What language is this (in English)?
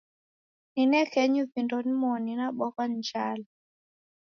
Taita